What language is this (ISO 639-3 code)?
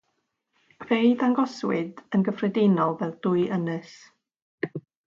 cym